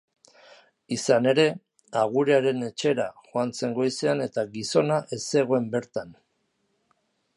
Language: Basque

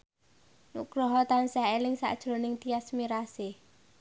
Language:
Javanese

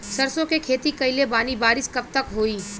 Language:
Bhojpuri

